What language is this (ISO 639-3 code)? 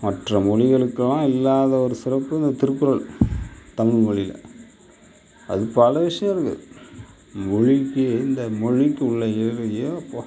tam